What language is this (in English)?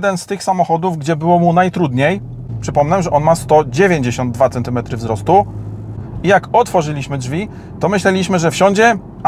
Polish